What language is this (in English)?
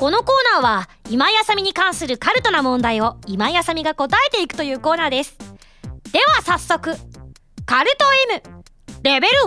Japanese